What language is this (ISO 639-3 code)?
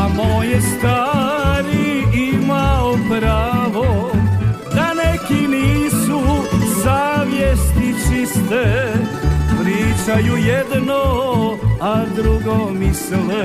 hrv